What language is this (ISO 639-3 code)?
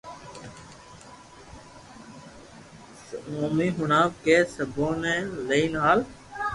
lrk